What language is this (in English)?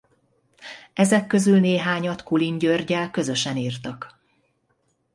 Hungarian